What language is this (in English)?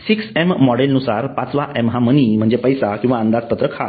Marathi